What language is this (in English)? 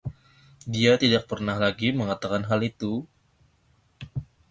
Indonesian